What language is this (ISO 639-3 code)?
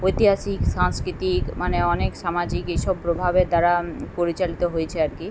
ben